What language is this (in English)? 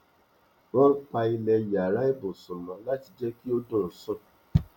Yoruba